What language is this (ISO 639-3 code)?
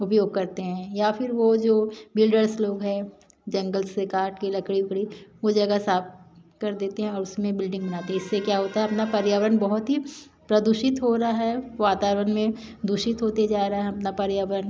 hin